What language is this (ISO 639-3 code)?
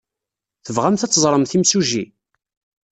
kab